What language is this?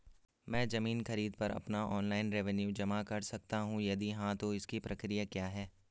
Hindi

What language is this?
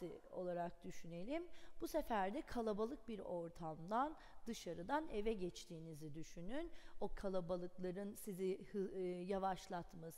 Turkish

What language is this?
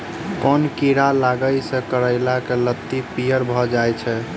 Maithili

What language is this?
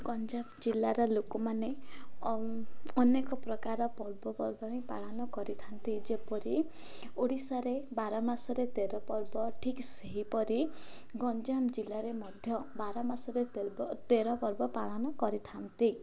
Odia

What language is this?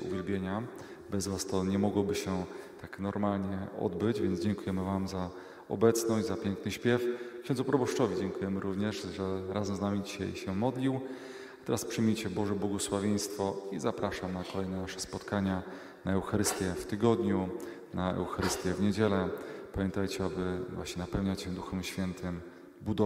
Polish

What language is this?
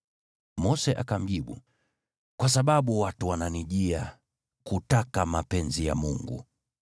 Swahili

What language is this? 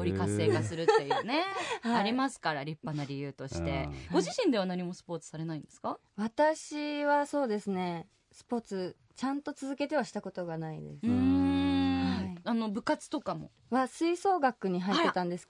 Japanese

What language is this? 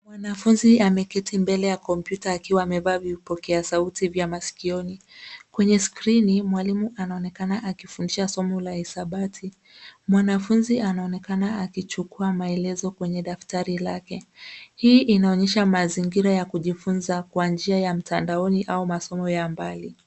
Swahili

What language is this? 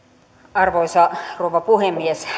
Finnish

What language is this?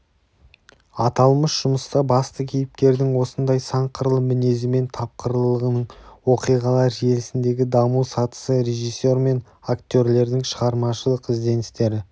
Kazakh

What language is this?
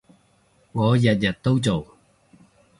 Cantonese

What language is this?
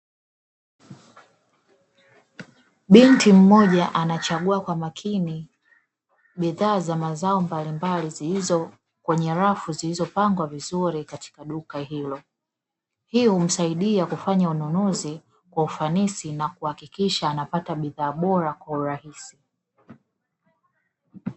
Swahili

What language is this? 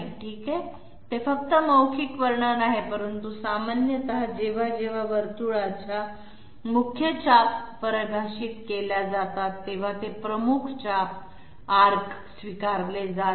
Marathi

